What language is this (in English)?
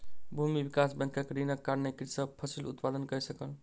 Maithili